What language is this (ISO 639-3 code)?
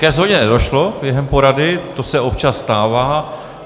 ces